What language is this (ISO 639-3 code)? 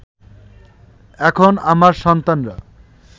ben